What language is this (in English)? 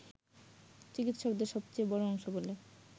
Bangla